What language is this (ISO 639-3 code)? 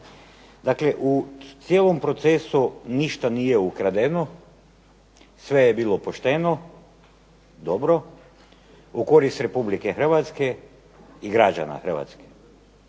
hrv